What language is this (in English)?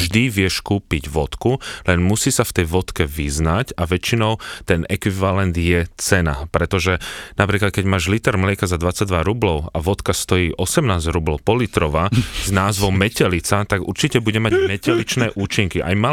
Slovak